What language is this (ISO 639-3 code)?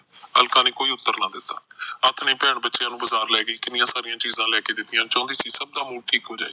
pan